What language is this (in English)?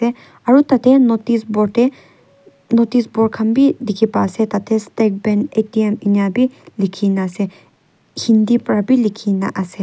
Naga Pidgin